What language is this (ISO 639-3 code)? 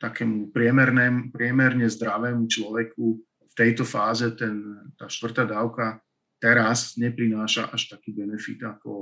slk